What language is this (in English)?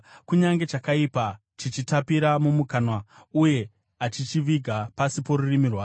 Shona